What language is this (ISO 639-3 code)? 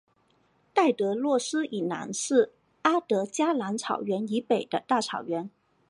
zho